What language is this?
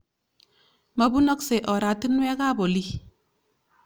Kalenjin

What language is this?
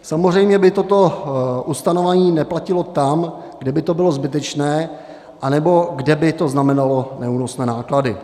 Czech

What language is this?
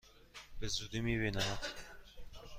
Persian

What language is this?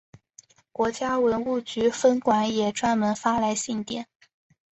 Chinese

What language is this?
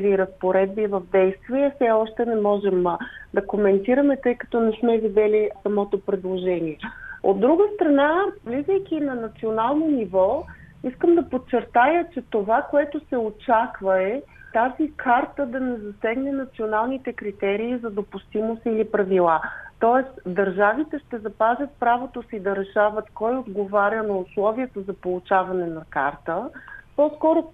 Bulgarian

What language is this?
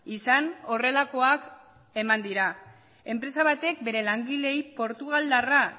Basque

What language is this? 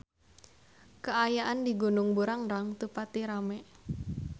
Sundanese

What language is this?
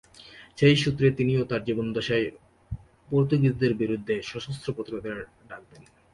Bangla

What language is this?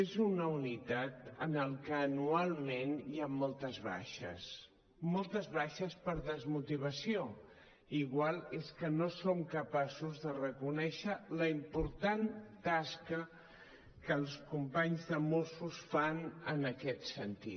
Catalan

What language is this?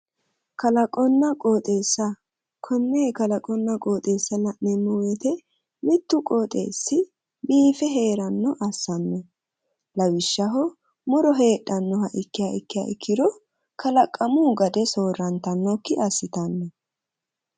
Sidamo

